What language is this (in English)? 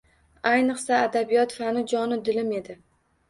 Uzbek